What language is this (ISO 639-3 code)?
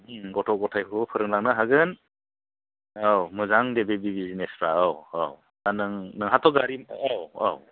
brx